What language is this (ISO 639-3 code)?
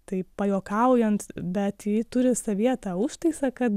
lit